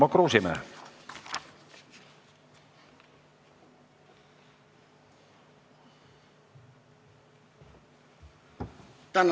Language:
Estonian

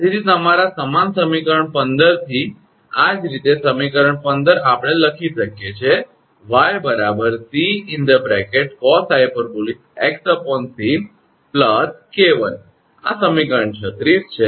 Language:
Gujarati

